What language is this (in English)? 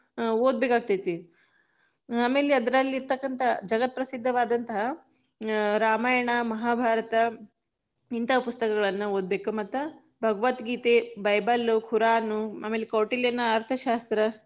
Kannada